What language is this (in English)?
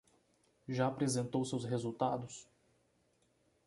Portuguese